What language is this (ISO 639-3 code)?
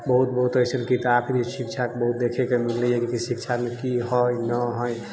mai